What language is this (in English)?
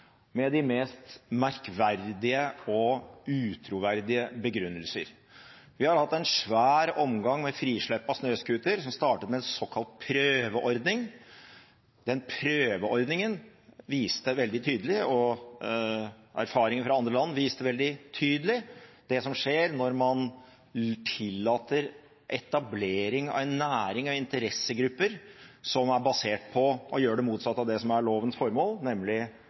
Norwegian Bokmål